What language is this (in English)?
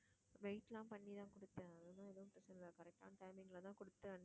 Tamil